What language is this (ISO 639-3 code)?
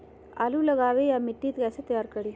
mag